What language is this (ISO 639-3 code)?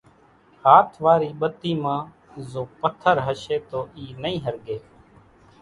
gjk